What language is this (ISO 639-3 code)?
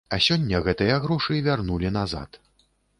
bel